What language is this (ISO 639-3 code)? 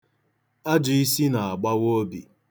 ibo